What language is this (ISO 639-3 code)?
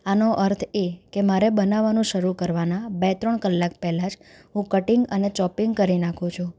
guj